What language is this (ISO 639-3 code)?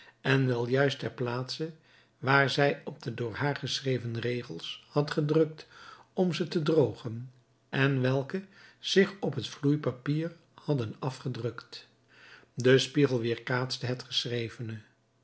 nld